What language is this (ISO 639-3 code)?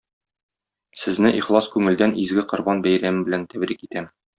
tat